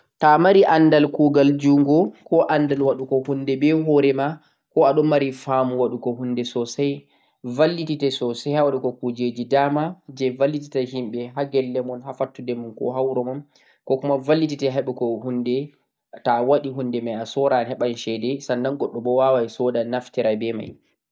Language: Central-Eastern Niger Fulfulde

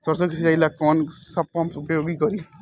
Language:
Bhojpuri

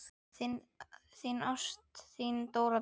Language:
Icelandic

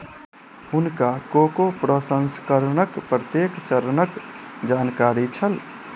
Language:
Maithili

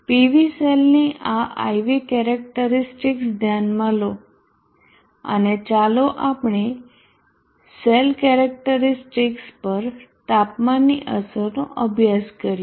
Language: Gujarati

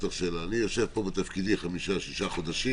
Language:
Hebrew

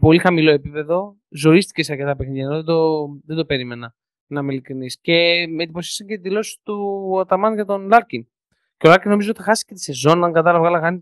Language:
Greek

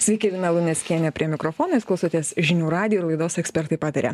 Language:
Lithuanian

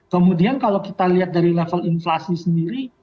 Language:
Indonesian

